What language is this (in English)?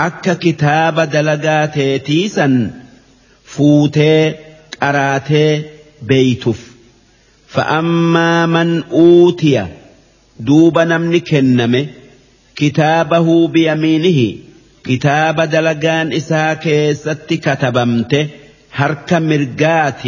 Arabic